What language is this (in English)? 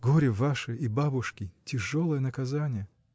Russian